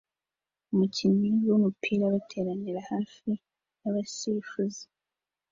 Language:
Kinyarwanda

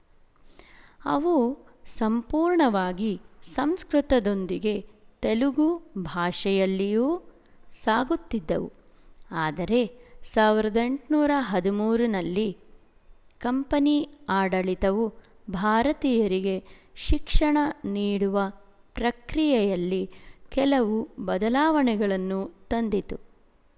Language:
Kannada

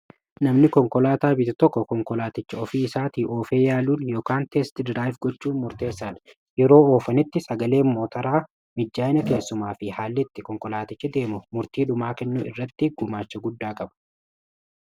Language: Oromo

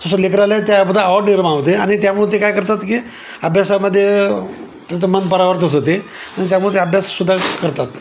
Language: Marathi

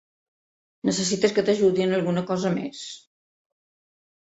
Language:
Catalan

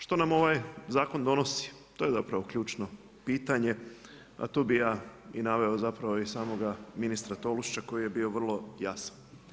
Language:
Croatian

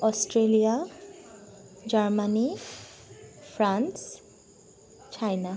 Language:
Assamese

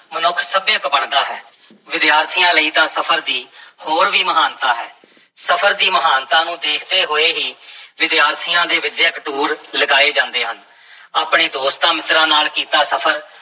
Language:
Punjabi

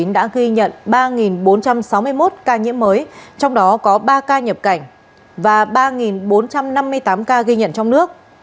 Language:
Vietnamese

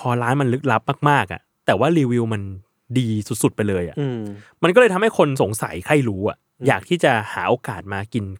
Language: Thai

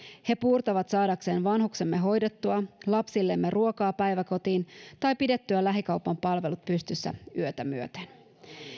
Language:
Finnish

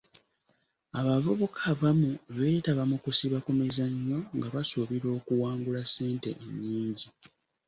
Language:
Ganda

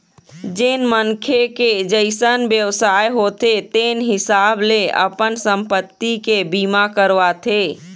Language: Chhattisgarhi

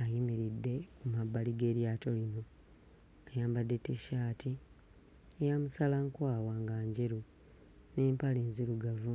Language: Ganda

